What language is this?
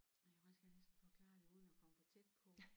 Danish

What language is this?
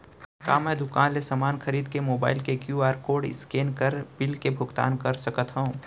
Chhattisgarhi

